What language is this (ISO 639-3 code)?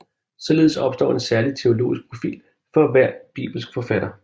dan